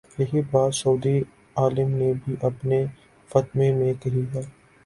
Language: Urdu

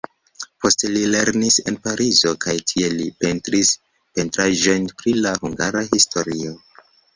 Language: Esperanto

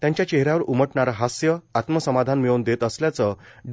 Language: Marathi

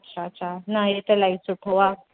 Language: Sindhi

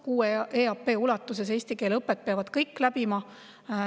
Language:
Estonian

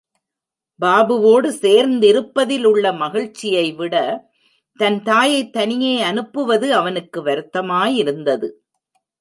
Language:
Tamil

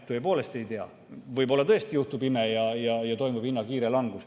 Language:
Estonian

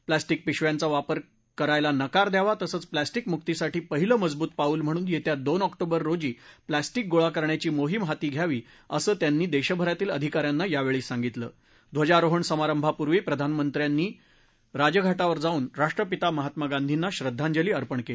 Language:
Marathi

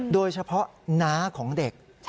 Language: Thai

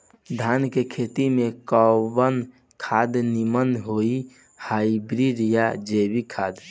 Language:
Bhojpuri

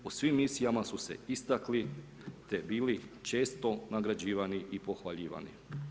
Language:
Croatian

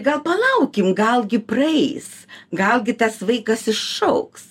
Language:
Lithuanian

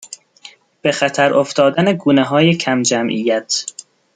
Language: Persian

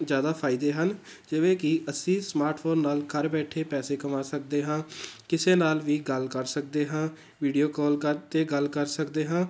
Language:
Punjabi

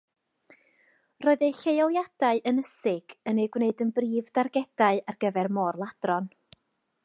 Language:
Welsh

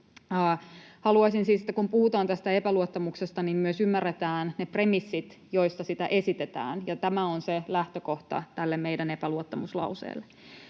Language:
Finnish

